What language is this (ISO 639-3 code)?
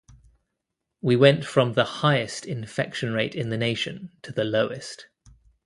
eng